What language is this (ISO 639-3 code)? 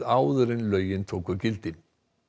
isl